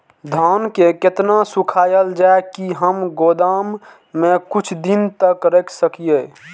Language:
Maithili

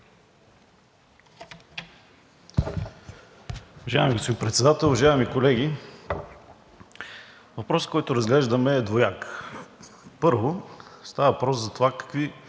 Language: Bulgarian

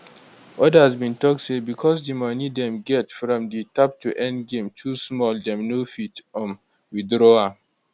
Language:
Nigerian Pidgin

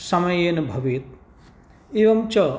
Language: Sanskrit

